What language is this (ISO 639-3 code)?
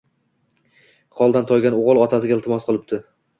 uzb